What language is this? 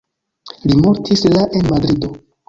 Esperanto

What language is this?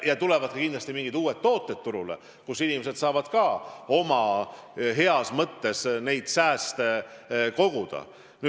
Estonian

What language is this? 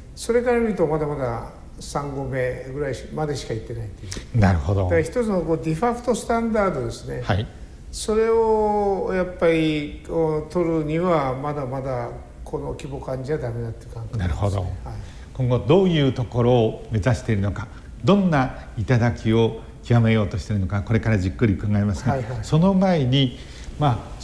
Japanese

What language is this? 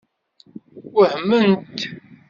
Kabyle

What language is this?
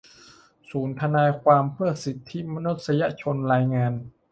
Thai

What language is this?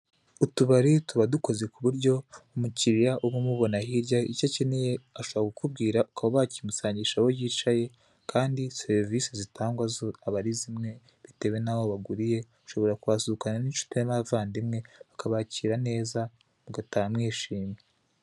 Kinyarwanda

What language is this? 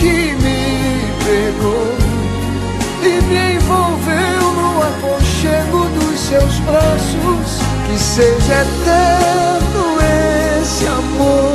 Portuguese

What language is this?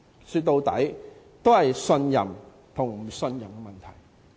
Cantonese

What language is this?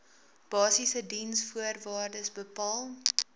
Afrikaans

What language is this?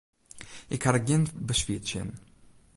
Western Frisian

